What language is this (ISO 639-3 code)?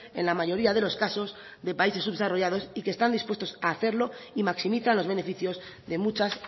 spa